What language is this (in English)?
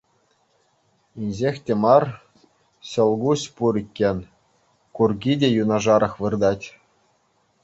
Chuvash